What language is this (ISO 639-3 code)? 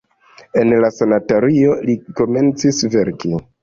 epo